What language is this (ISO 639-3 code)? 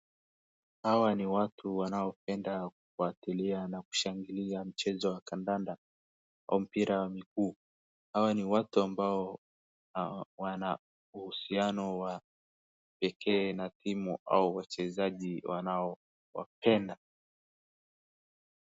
swa